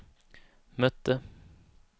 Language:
Swedish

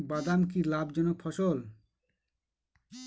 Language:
Bangla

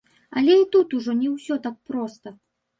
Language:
Belarusian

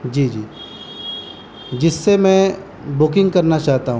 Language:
Urdu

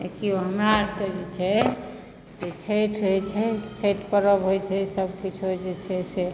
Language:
Maithili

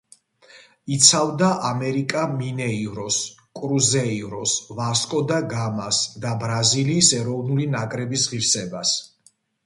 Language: Georgian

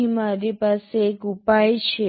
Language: Gujarati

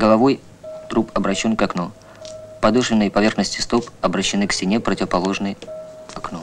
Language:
Russian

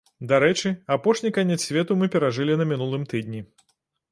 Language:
Belarusian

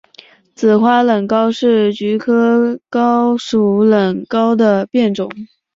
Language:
Chinese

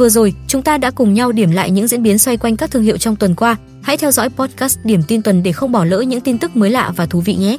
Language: Vietnamese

